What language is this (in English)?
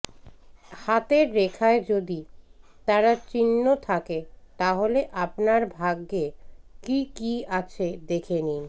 Bangla